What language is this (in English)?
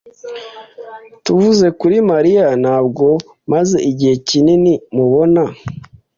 Kinyarwanda